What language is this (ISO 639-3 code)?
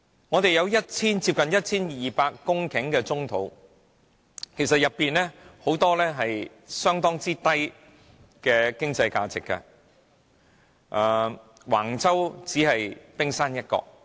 yue